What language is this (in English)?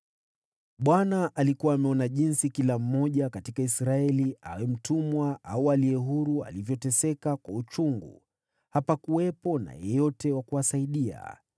Swahili